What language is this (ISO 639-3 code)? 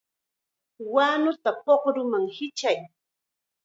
qxa